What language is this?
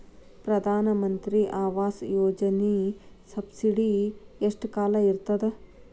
Kannada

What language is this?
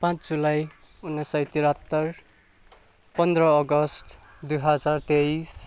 Nepali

